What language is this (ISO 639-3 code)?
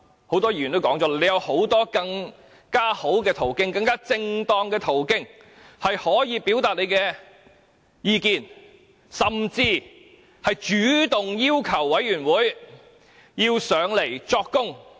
yue